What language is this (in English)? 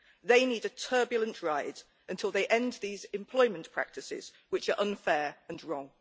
English